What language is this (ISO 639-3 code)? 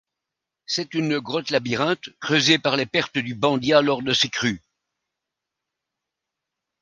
fra